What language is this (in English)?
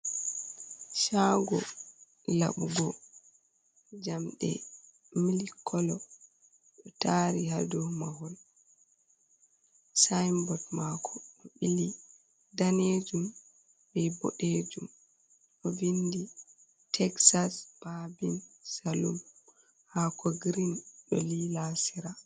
Fula